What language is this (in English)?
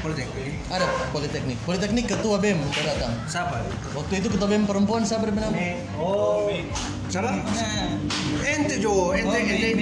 Indonesian